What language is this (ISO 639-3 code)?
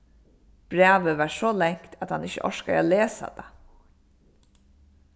fao